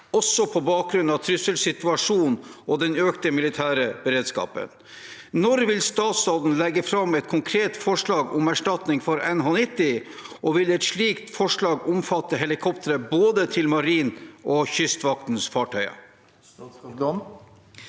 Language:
Norwegian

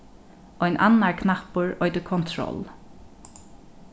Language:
Faroese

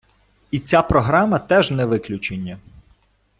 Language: Ukrainian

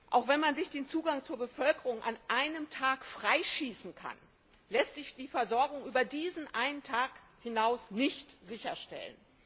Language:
German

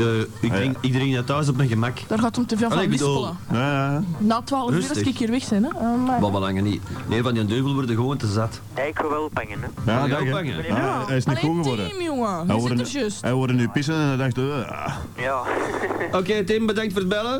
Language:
Dutch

